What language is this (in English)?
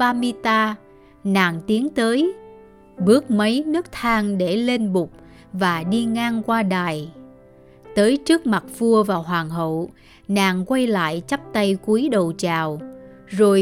Vietnamese